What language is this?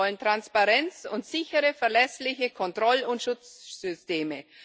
German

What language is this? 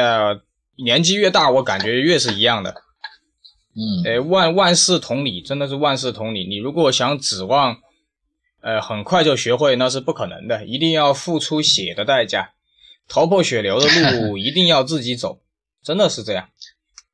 Chinese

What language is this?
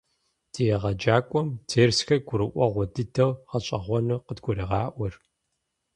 Kabardian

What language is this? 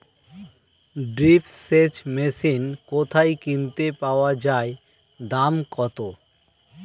Bangla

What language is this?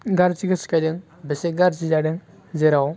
Bodo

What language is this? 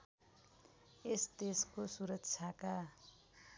Nepali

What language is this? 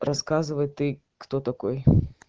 Russian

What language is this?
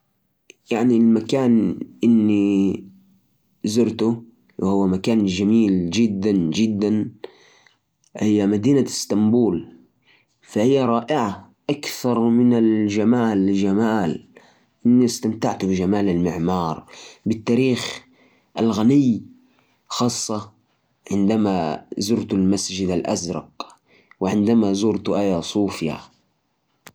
Najdi Arabic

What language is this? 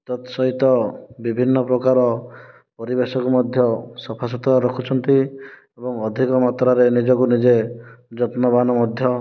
Odia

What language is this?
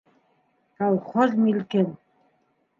Bashkir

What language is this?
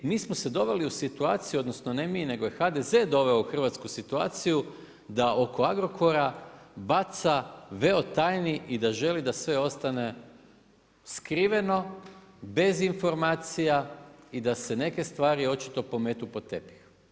Croatian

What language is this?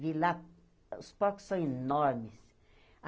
Portuguese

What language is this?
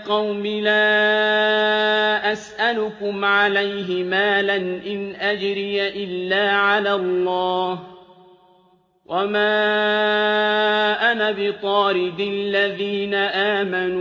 Arabic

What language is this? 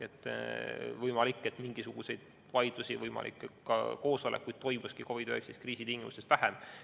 Estonian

